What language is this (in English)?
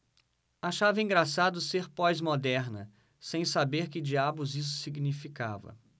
Portuguese